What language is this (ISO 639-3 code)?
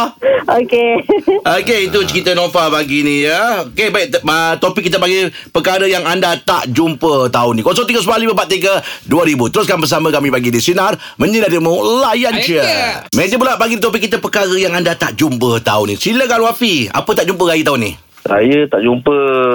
msa